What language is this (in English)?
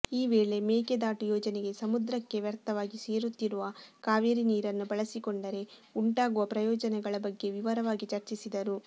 Kannada